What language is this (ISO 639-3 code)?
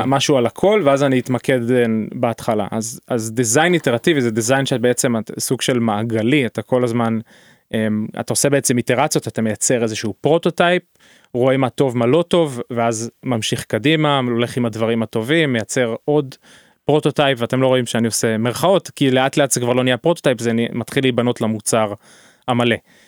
heb